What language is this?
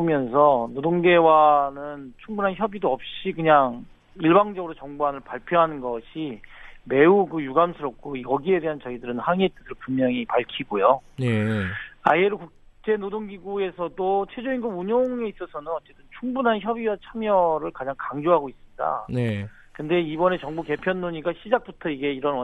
Korean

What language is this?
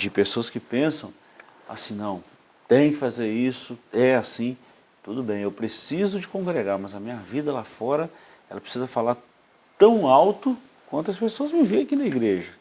Portuguese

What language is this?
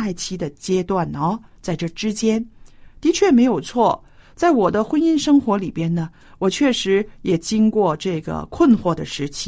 Chinese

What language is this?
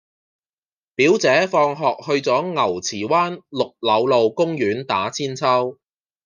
Cantonese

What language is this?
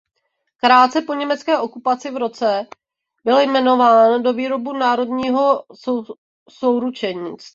Czech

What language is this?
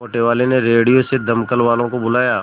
Hindi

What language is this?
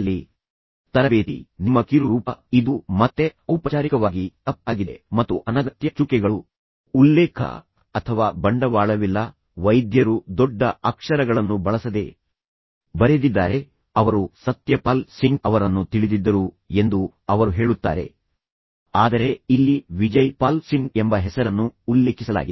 Kannada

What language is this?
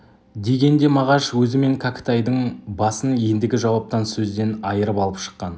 Kazakh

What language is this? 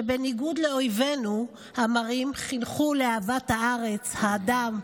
Hebrew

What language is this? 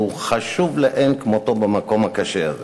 Hebrew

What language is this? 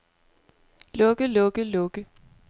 Danish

